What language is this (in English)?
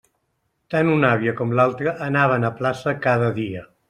Catalan